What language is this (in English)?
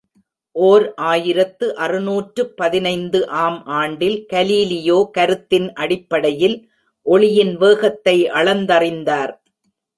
Tamil